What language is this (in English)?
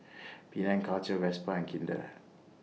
English